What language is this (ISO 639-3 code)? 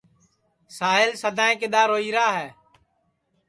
ssi